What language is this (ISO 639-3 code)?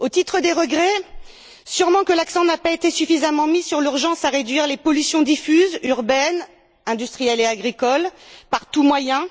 fra